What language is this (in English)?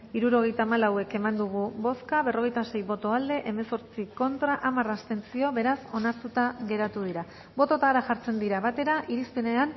Basque